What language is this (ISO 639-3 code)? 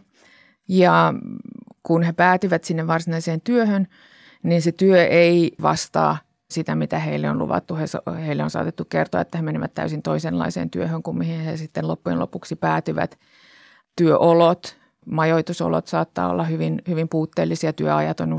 fin